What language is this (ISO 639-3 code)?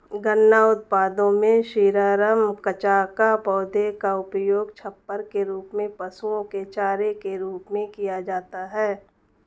hin